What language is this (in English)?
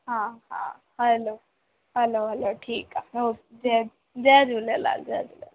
Sindhi